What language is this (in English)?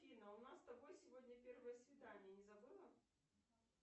Russian